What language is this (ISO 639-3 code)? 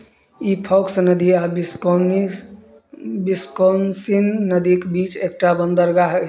mai